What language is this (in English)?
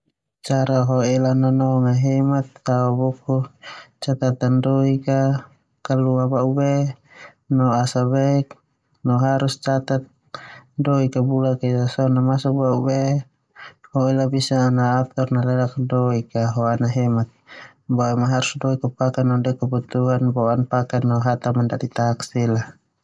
Termanu